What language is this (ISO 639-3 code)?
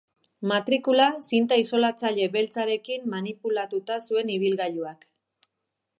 eus